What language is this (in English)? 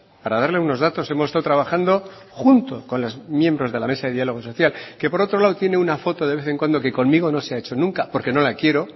Spanish